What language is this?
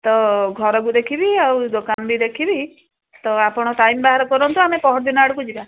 Odia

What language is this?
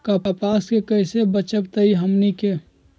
Magahi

